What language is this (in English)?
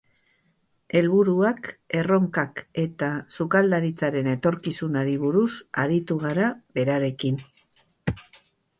Basque